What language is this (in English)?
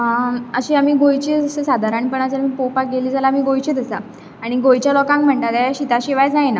Konkani